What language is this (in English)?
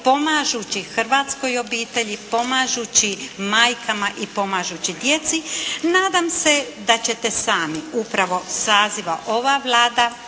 Croatian